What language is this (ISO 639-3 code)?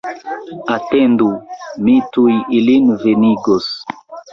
epo